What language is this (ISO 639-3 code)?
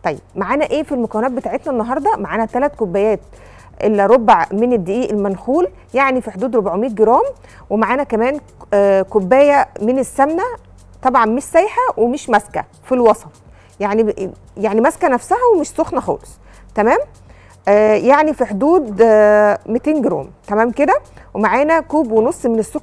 ara